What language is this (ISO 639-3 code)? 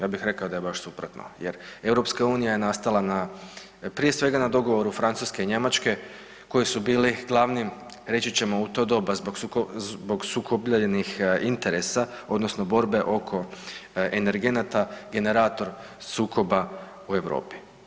hrv